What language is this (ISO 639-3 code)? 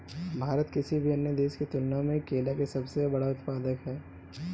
bho